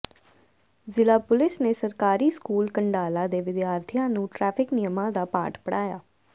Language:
Punjabi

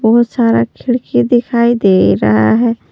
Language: Hindi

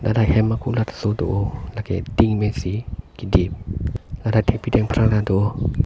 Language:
Karbi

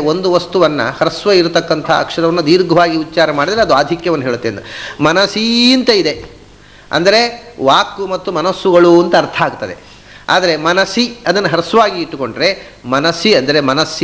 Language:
Hindi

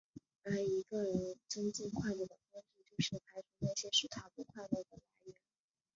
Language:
Chinese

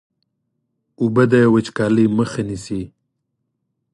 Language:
Pashto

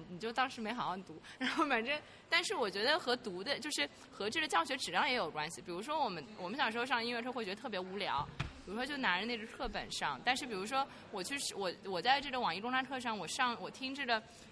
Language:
Chinese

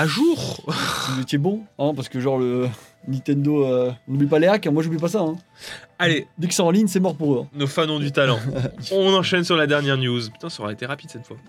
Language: French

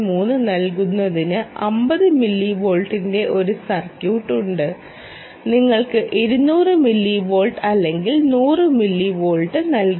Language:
Malayalam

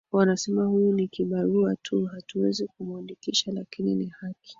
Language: Swahili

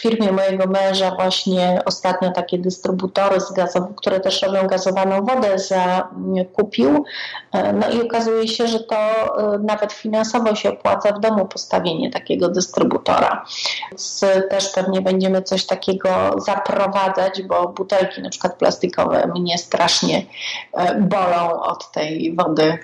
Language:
Polish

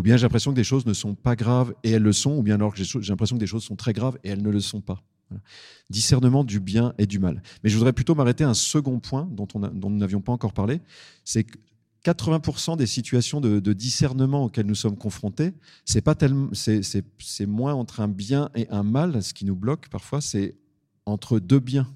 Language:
French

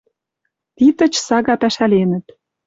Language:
Western Mari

